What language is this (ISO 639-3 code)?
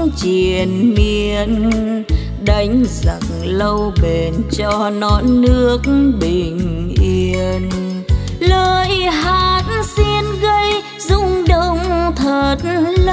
vie